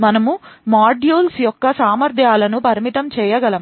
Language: Telugu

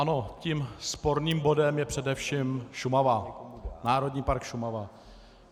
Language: Czech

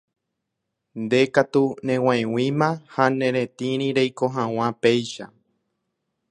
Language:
Guarani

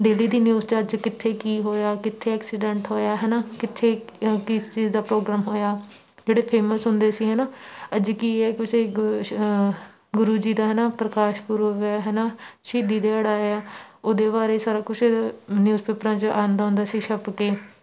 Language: Punjabi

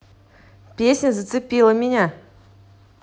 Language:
Russian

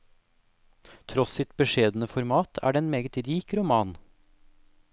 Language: Norwegian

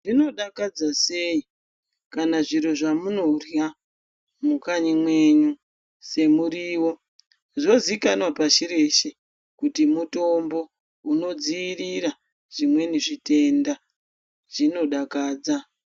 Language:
Ndau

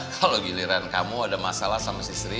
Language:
Indonesian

